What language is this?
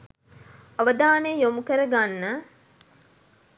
Sinhala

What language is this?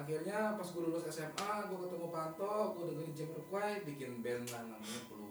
Indonesian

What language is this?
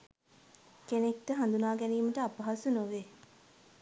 Sinhala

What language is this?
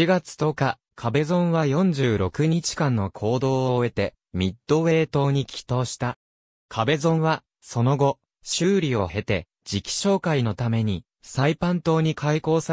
Japanese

